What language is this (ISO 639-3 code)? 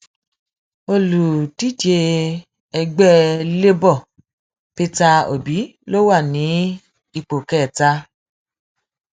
yor